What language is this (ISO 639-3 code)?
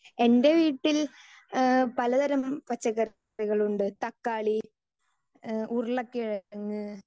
mal